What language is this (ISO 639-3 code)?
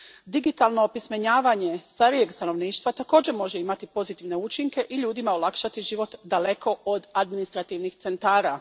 hrv